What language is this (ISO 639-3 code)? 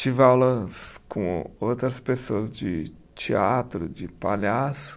por